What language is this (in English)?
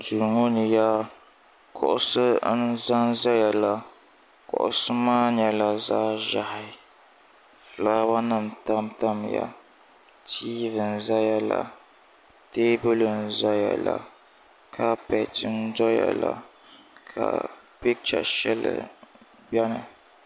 Dagbani